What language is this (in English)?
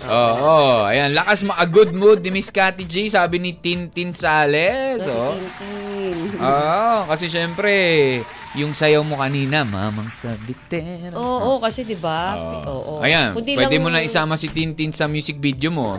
Filipino